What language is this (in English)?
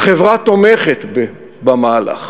Hebrew